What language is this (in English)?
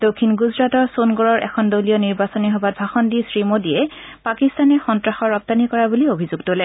Assamese